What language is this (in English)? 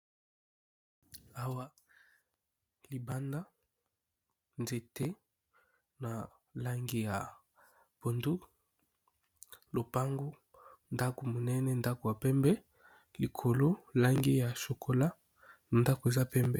Lingala